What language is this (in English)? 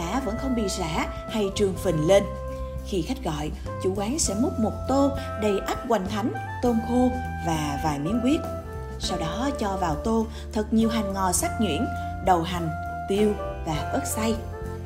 Vietnamese